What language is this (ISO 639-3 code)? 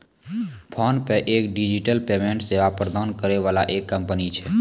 mai